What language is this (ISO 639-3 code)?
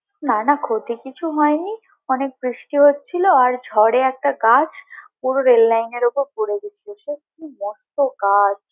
ben